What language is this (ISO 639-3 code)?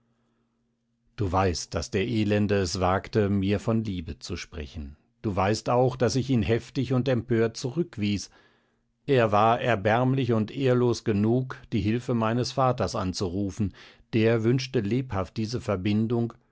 deu